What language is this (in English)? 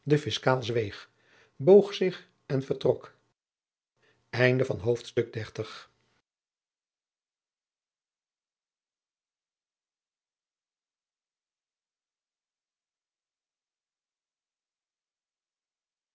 Dutch